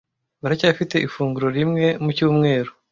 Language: Kinyarwanda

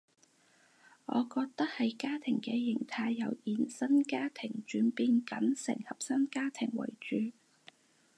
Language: Cantonese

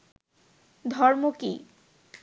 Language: Bangla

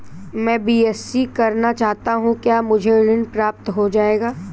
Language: Hindi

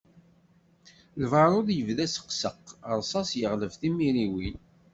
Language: Kabyle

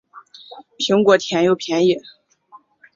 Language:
Chinese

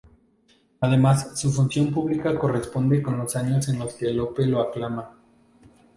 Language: Spanish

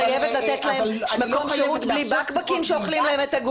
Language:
Hebrew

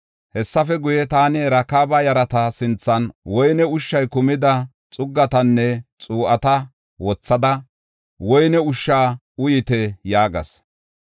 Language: Gofa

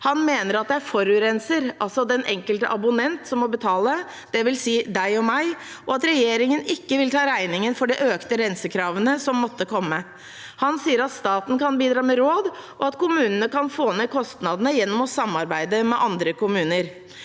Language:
Norwegian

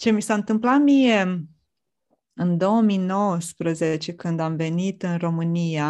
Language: Romanian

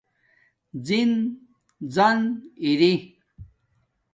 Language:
Domaaki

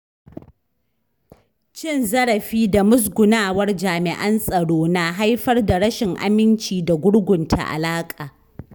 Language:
Hausa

